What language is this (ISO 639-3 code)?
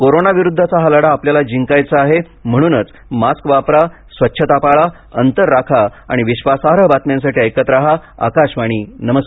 mar